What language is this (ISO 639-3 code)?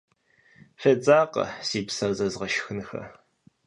kbd